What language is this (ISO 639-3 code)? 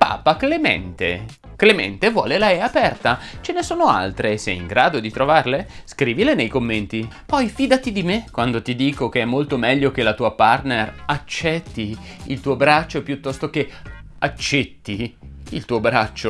ita